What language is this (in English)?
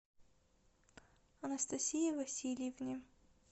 Russian